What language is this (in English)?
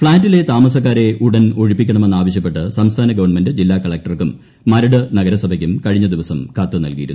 Malayalam